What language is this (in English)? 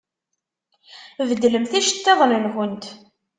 Kabyle